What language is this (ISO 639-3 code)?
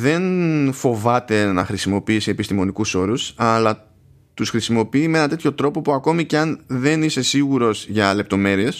ell